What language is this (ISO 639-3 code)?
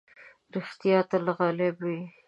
pus